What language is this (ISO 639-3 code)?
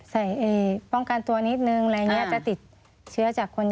tha